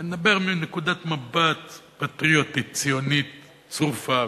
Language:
Hebrew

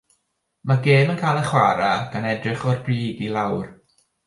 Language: Welsh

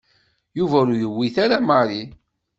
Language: Kabyle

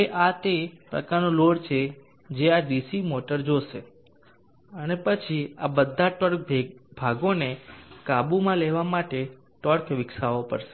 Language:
Gujarati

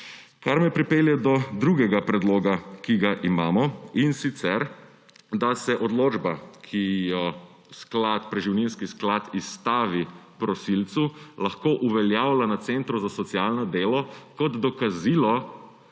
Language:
Slovenian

